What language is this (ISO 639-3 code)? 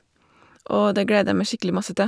nor